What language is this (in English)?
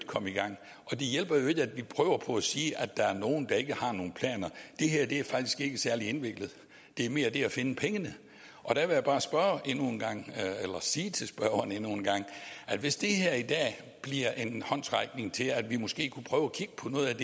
Danish